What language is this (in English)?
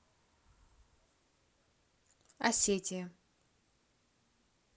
Russian